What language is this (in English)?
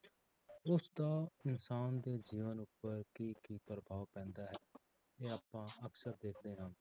Punjabi